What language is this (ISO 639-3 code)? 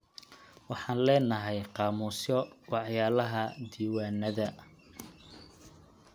som